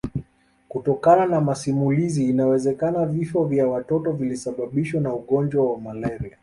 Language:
Swahili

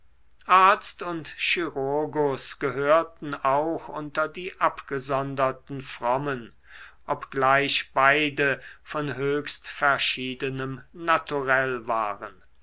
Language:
German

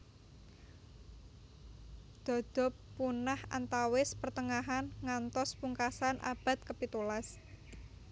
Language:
Javanese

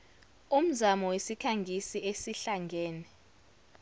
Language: Zulu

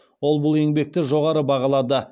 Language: Kazakh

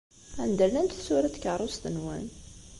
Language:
Kabyle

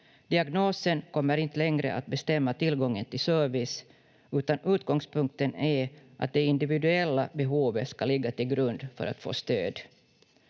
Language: Finnish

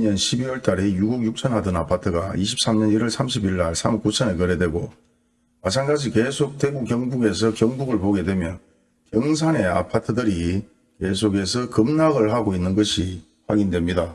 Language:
Korean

